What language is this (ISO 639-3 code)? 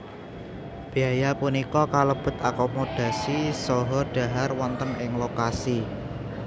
jav